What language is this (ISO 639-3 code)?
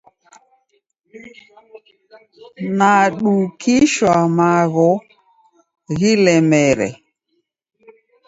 dav